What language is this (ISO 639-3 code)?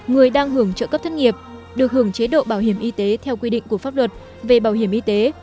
vie